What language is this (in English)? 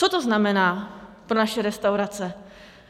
Czech